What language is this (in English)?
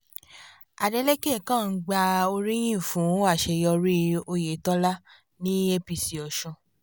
Yoruba